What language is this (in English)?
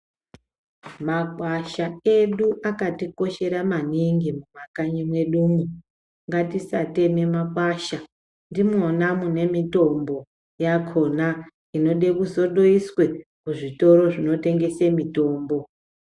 Ndau